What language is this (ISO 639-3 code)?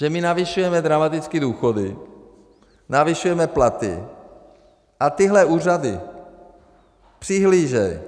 ces